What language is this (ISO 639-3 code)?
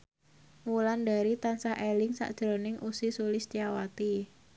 jav